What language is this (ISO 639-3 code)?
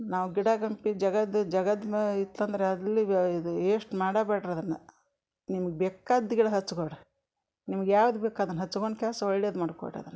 kan